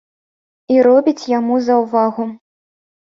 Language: Belarusian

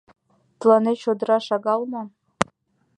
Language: Mari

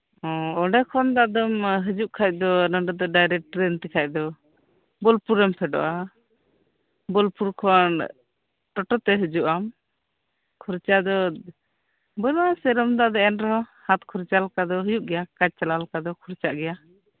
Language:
Santali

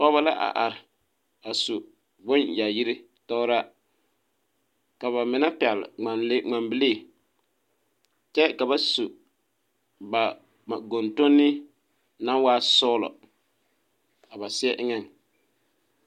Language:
Southern Dagaare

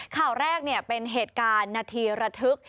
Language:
Thai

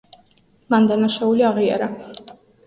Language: Georgian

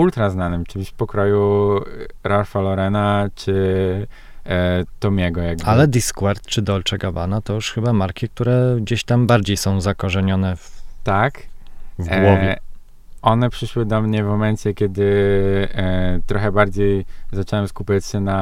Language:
Polish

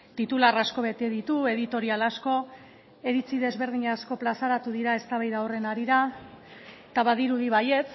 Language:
Basque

